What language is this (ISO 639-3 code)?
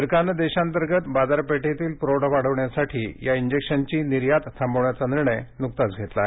mar